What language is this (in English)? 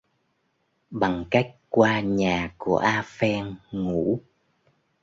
Vietnamese